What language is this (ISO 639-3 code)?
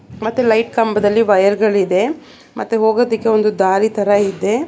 kan